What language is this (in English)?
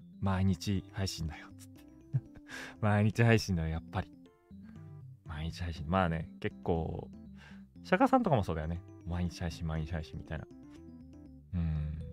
Japanese